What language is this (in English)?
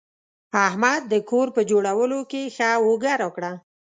Pashto